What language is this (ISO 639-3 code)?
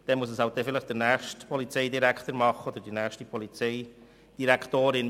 gsw